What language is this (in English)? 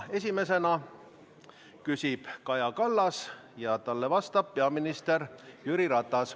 Estonian